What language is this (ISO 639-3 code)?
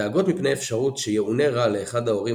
heb